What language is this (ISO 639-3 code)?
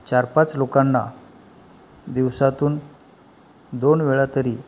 mar